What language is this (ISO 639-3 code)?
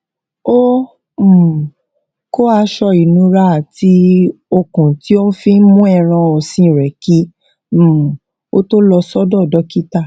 yor